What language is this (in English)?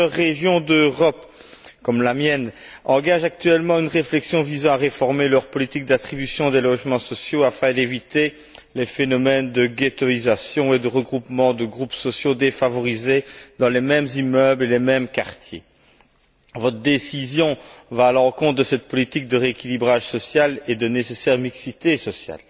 French